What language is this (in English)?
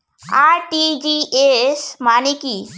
Bangla